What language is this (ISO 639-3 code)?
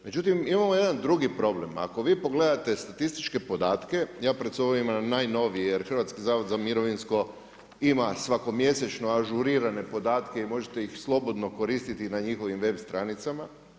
hrv